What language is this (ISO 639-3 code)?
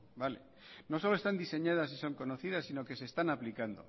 spa